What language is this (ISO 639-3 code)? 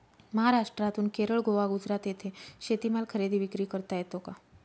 mar